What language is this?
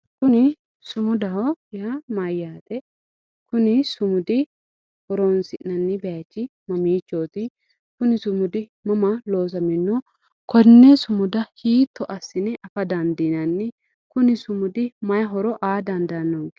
Sidamo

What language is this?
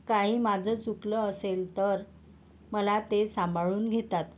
Marathi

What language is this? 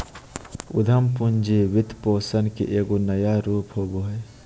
Magahi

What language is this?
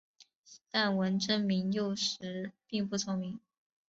Chinese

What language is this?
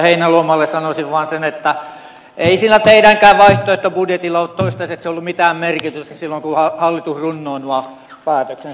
Finnish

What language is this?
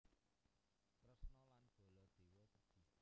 Javanese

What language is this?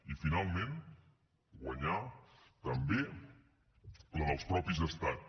Catalan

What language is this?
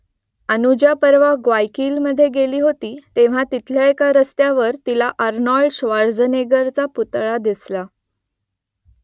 Marathi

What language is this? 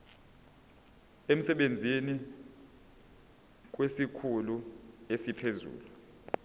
Zulu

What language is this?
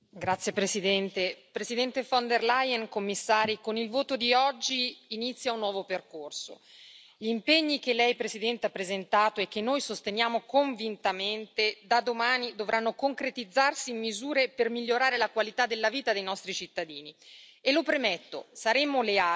Italian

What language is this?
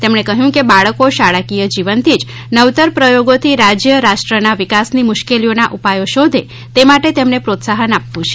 Gujarati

